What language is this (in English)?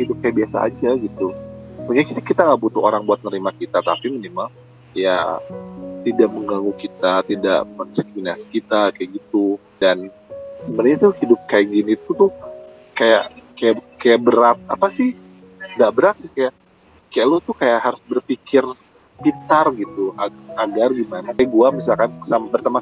Indonesian